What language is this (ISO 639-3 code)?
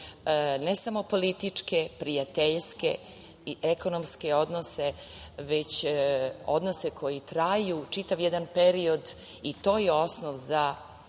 srp